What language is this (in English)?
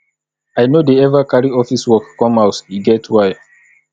Nigerian Pidgin